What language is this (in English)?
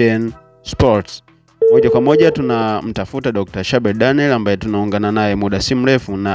Swahili